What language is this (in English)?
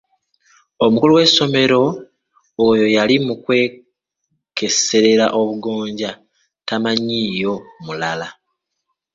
Ganda